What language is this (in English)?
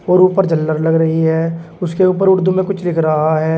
Hindi